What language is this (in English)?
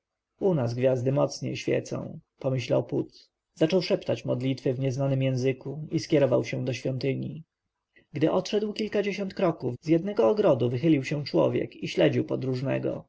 Polish